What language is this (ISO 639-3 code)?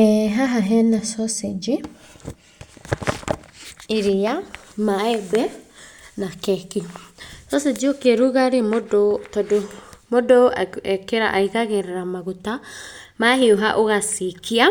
kik